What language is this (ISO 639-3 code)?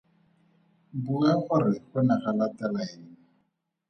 tsn